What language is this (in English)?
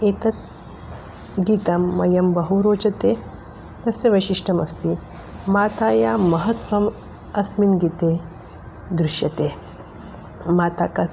Sanskrit